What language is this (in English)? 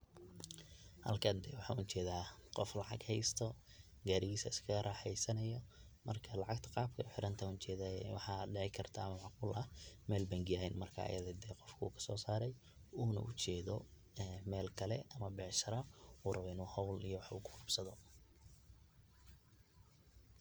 Somali